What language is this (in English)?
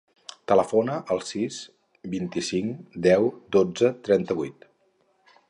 Catalan